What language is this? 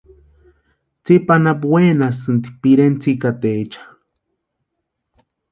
Western Highland Purepecha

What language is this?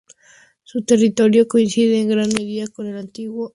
Spanish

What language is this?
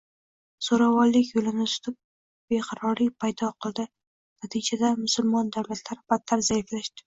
Uzbek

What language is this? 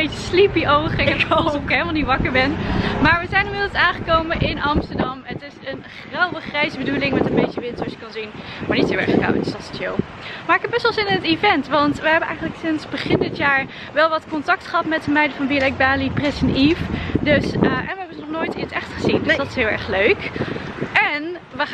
Dutch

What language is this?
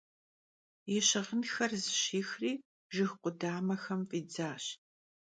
Kabardian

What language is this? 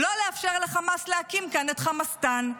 Hebrew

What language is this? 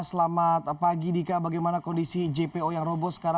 Indonesian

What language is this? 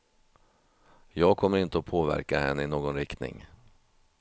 Swedish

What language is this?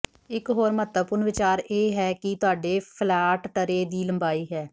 Punjabi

